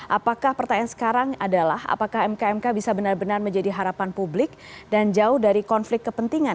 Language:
Indonesian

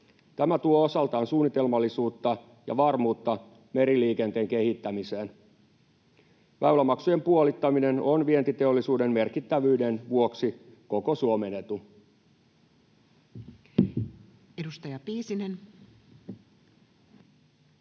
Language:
Finnish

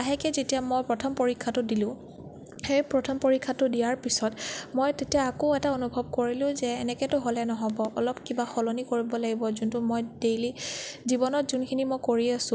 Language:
Assamese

